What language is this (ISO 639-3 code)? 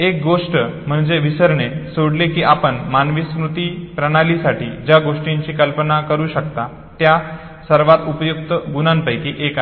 mar